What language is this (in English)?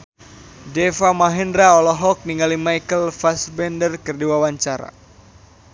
Sundanese